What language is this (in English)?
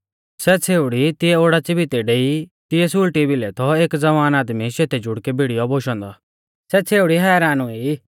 Mahasu Pahari